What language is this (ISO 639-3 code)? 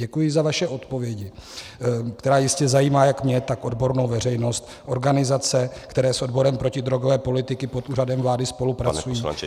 ces